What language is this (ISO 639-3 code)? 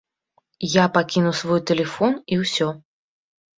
bel